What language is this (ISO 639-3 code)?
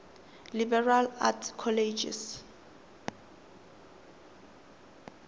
tsn